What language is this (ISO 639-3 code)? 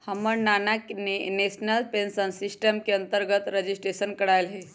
mag